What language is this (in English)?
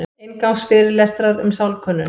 Icelandic